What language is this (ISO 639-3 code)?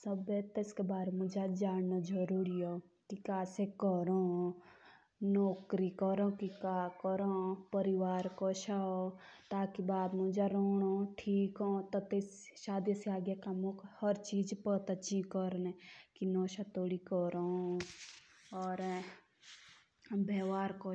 jns